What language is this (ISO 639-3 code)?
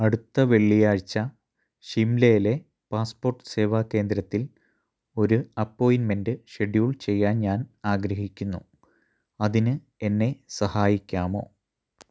mal